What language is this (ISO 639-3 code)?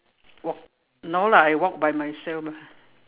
eng